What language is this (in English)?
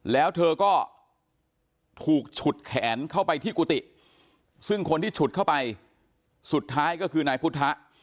Thai